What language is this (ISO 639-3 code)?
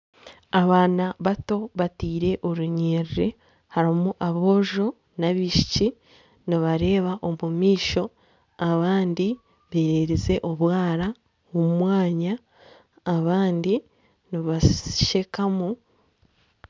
nyn